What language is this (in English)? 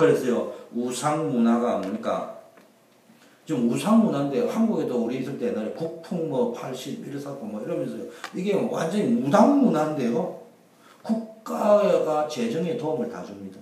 Korean